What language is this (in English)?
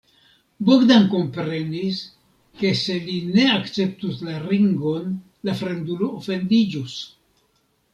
Esperanto